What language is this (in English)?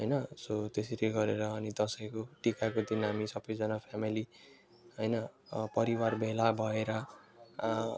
Nepali